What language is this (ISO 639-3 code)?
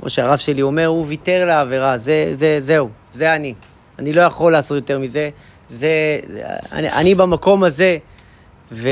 heb